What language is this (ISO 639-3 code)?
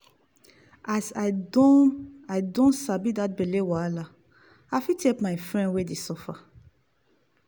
pcm